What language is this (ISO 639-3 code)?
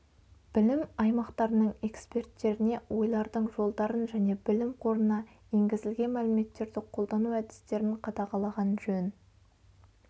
kaz